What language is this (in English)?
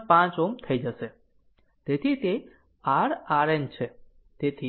Gujarati